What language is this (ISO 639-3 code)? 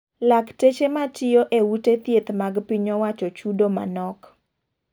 luo